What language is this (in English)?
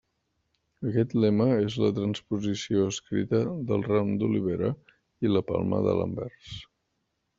Catalan